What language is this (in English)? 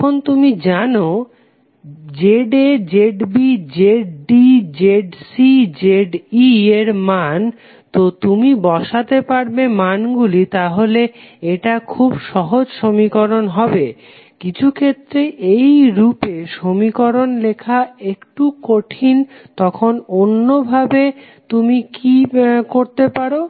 Bangla